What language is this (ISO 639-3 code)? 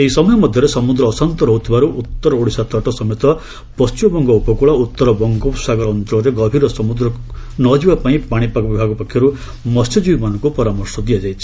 ori